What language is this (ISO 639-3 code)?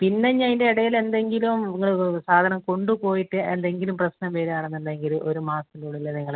mal